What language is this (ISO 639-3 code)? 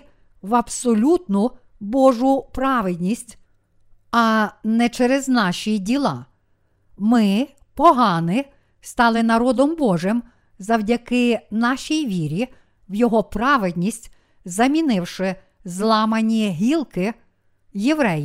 ukr